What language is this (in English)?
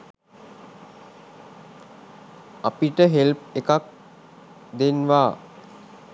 Sinhala